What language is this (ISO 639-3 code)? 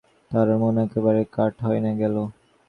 ben